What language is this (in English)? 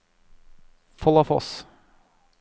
Norwegian